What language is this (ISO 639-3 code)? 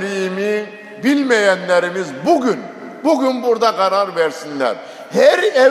tur